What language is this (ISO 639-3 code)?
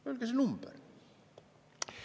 est